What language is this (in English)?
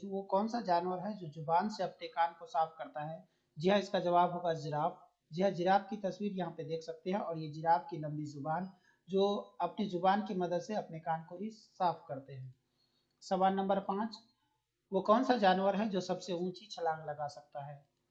Hindi